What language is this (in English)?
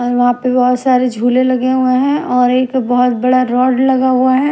Hindi